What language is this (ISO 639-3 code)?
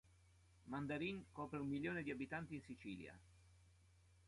ita